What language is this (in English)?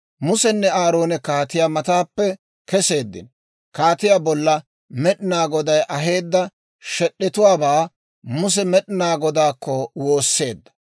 Dawro